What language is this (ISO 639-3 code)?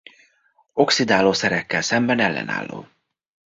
hun